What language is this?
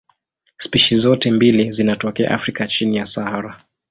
Swahili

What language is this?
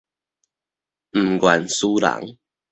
Min Nan Chinese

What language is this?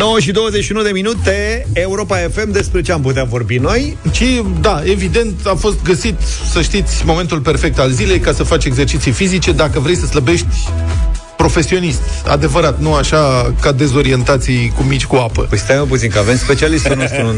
Romanian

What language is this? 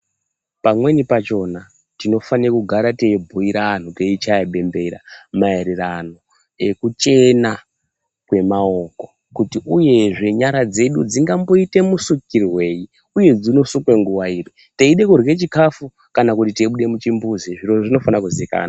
Ndau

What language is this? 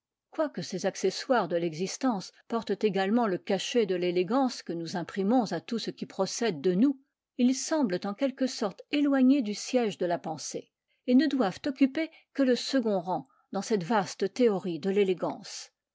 French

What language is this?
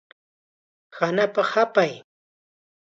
Chiquián Ancash Quechua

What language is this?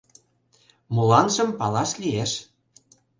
Mari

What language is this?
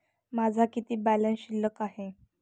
Marathi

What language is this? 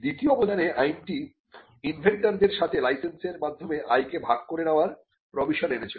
Bangla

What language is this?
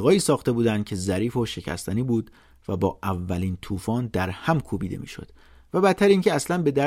Persian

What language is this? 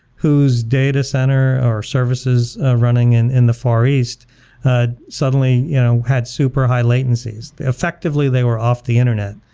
English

